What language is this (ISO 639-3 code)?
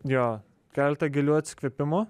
lit